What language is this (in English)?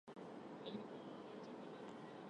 Armenian